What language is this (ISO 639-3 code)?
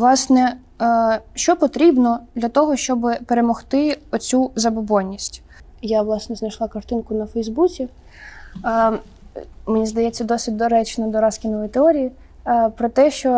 ukr